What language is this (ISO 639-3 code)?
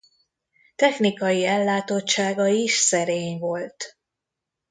hun